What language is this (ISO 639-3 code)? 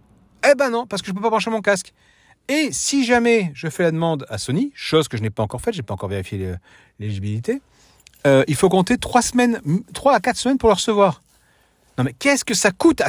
fra